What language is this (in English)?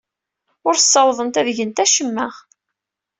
Kabyle